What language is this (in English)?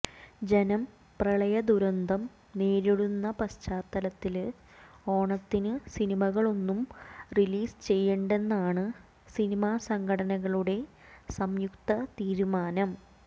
Malayalam